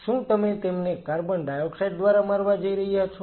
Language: Gujarati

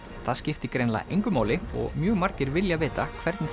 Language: Icelandic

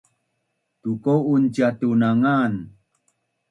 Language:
Bunun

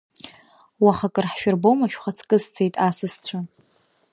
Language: Abkhazian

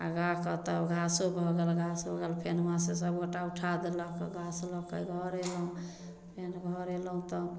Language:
Maithili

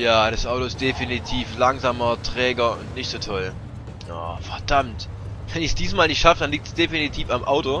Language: German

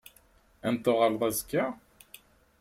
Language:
Kabyle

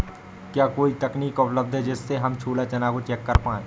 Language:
Hindi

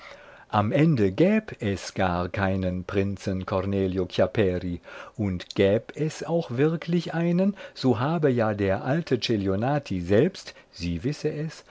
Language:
German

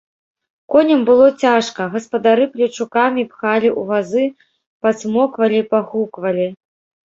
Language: Belarusian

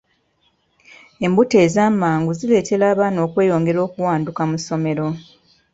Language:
Ganda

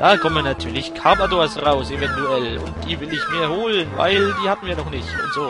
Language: German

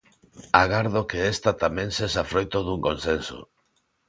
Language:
Galician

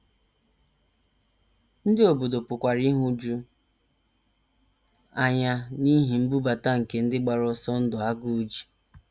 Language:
Igbo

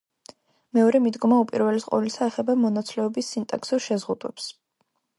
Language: Georgian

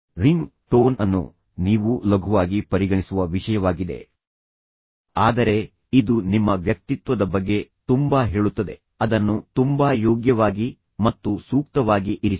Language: Kannada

